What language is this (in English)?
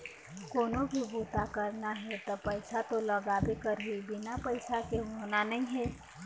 Chhattisgarhi